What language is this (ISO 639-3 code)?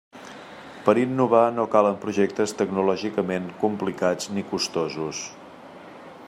cat